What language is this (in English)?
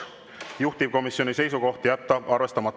Estonian